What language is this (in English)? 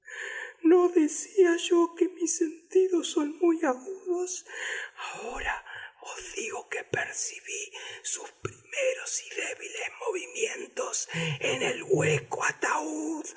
Spanish